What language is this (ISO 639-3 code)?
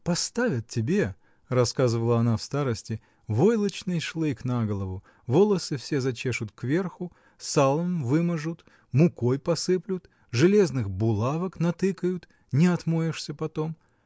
rus